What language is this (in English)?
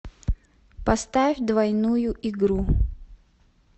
Russian